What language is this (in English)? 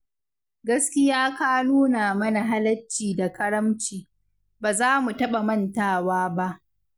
Hausa